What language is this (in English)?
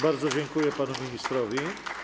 Polish